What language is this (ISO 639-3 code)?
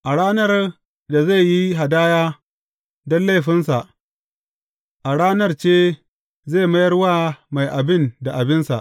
hau